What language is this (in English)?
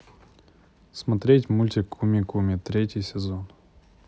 Russian